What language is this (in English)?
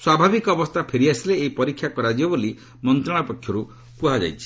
Odia